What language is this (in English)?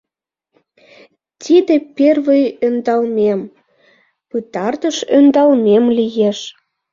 Mari